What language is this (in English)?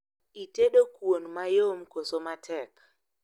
Luo (Kenya and Tanzania)